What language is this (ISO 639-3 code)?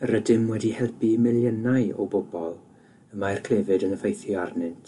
cym